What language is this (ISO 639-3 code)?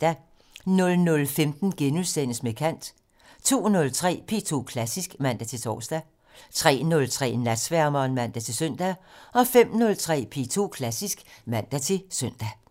dan